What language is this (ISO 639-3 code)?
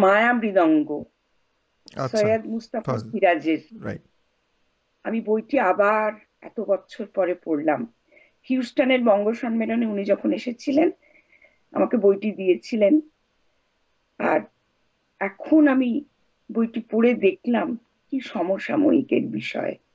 ben